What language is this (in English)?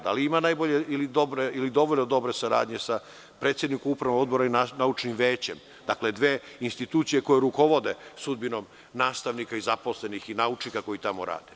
Serbian